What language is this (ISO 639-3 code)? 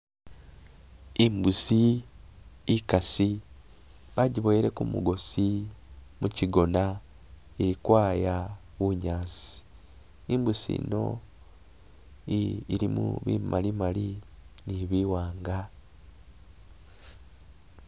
myx